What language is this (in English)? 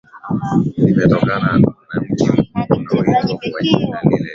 Swahili